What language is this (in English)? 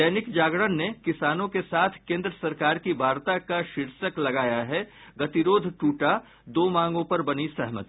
Hindi